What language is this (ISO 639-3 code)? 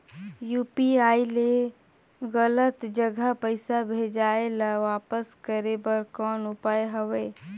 hne